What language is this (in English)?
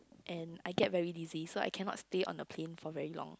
English